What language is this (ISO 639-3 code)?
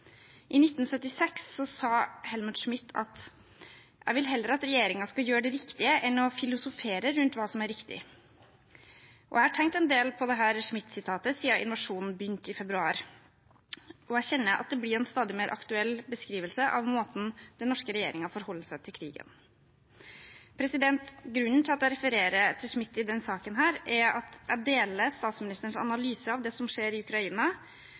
nob